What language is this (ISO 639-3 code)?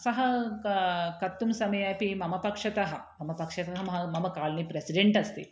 san